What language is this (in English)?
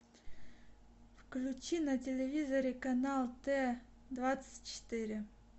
Russian